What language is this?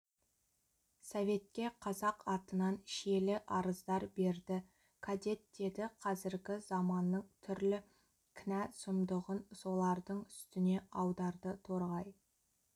Kazakh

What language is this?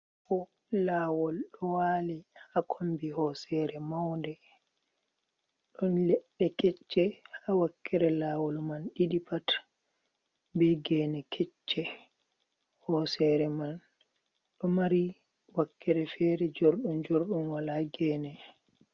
Fula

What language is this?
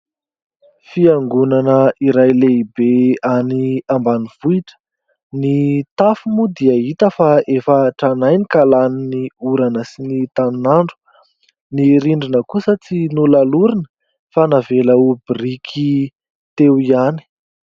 Malagasy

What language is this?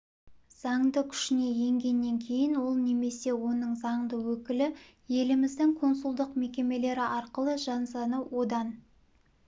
Kazakh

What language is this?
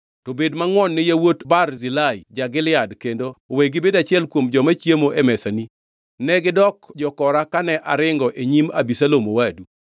Luo (Kenya and Tanzania)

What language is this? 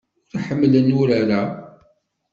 Kabyle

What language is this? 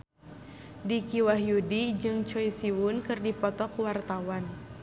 Sundanese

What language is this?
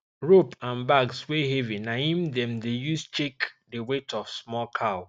Nigerian Pidgin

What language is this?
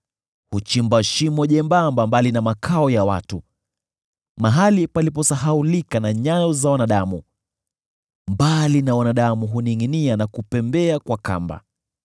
Swahili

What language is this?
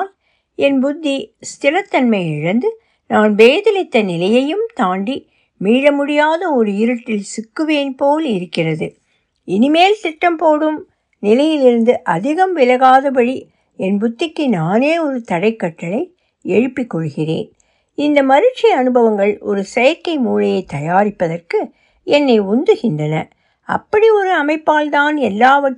Tamil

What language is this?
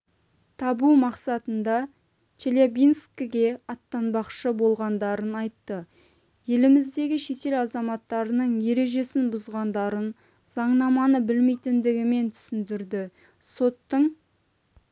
Kazakh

